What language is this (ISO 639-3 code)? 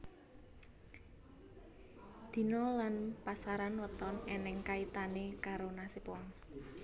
jav